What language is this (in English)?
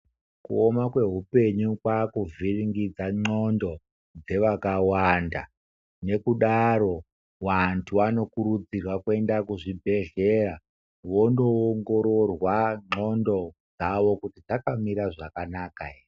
Ndau